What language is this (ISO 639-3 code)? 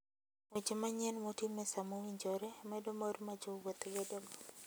luo